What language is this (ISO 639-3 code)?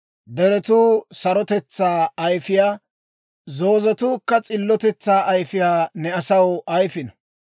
dwr